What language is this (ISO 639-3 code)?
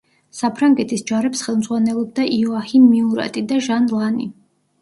kat